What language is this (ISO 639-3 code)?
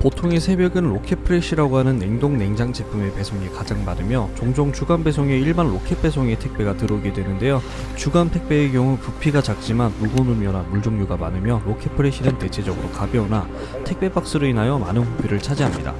kor